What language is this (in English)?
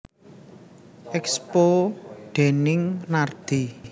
Javanese